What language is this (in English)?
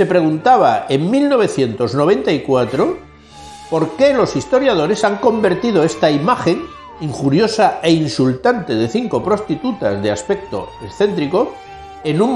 Spanish